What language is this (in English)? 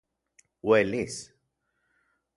Central Puebla Nahuatl